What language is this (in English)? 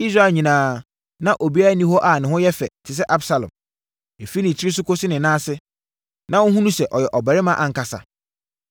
Akan